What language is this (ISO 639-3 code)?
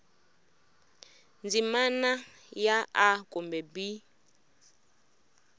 tso